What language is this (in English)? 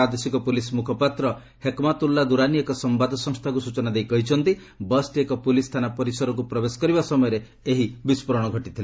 Odia